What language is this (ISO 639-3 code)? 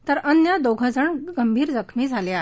mar